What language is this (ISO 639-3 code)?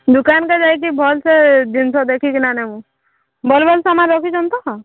ori